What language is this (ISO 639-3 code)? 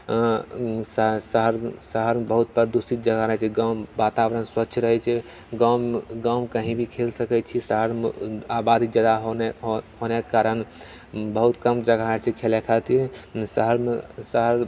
mai